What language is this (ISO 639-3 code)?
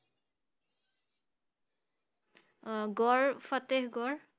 asm